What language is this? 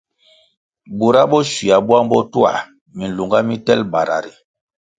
Kwasio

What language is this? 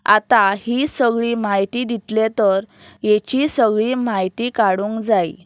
Konkani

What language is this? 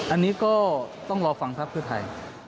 Thai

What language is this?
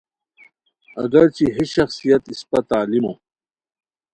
Khowar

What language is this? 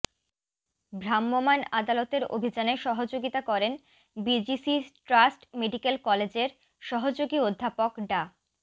Bangla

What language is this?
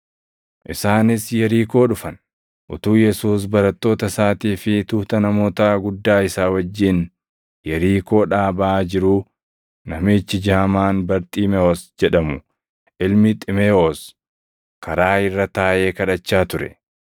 Oromo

